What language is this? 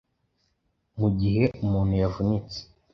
Kinyarwanda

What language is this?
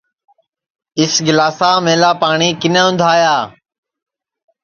Sansi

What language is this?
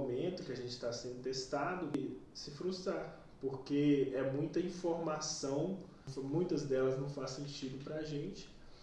Portuguese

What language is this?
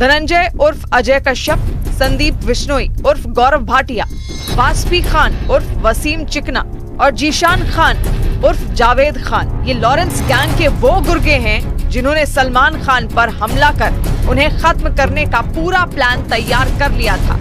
Hindi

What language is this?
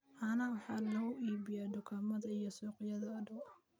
Somali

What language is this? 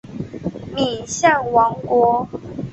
Chinese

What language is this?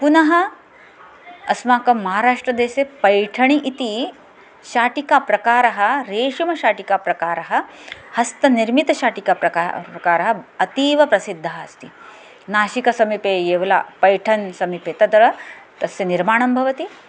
Sanskrit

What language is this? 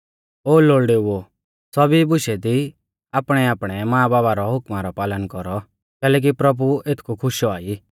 Mahasu Pahari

